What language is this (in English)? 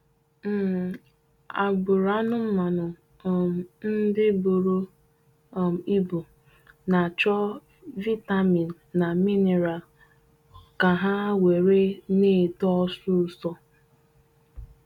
Igbo